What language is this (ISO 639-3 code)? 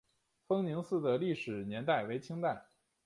zho